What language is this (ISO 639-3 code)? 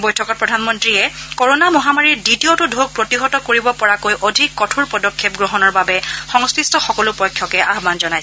asm